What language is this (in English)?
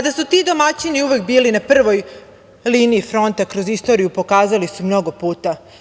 Serbian